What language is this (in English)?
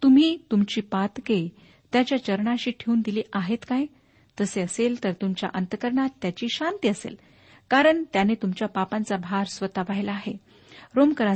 Marathi